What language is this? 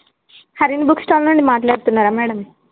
Telugu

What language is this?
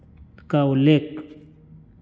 Hindi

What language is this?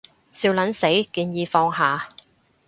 Cantonese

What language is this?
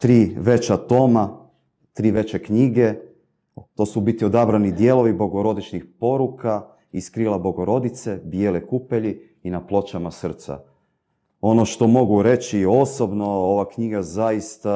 Croatian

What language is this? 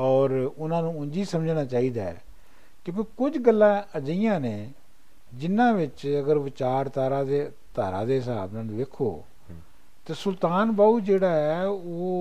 Punjabi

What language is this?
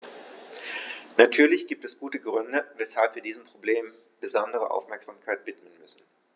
German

